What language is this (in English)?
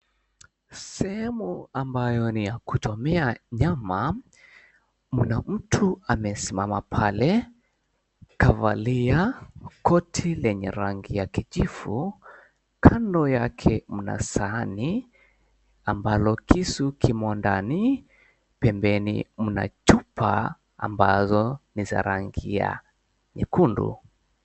Swahili